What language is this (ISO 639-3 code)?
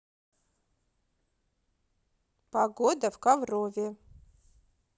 rus